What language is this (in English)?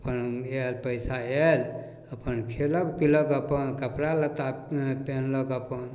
Maithili